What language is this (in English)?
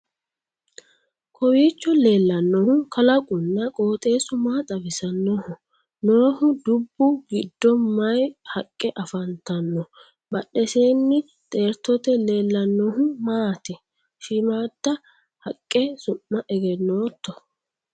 Sidamo